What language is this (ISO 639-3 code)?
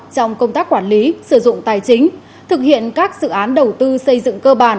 vie